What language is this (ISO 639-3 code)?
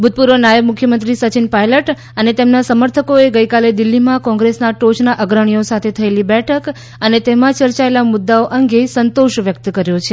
guj